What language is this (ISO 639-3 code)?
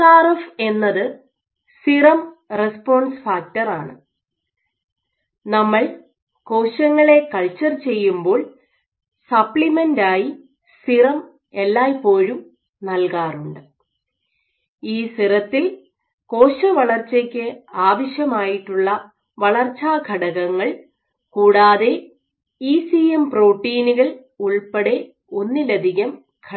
mal